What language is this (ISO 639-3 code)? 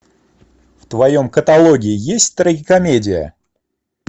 rus